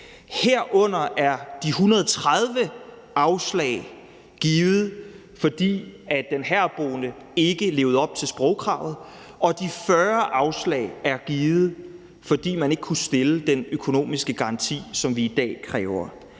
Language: Danish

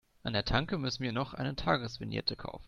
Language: German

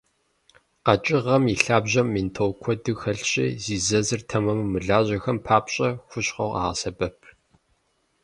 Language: Kabardian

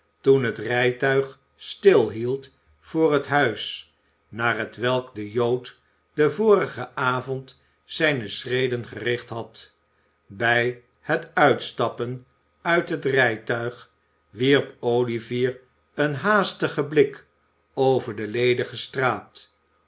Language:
Dutch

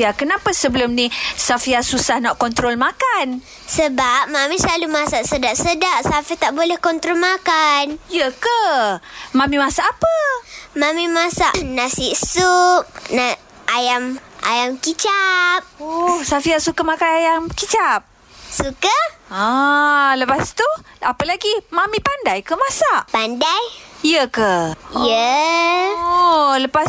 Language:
Malay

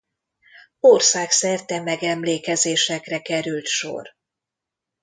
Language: Hungarian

